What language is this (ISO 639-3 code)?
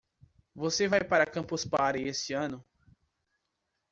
por